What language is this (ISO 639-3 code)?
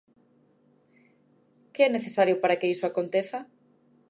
glg